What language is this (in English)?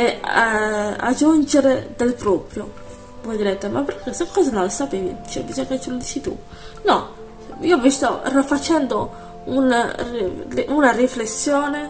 Italian